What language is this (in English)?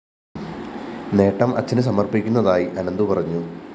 Malayalam